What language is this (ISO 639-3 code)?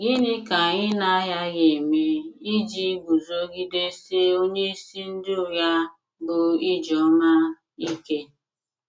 ibo